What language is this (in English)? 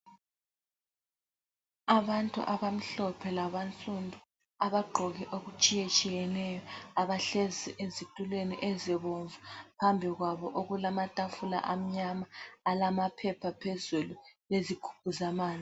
North Ndebele